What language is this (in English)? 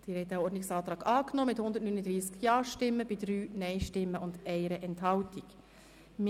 Swiss German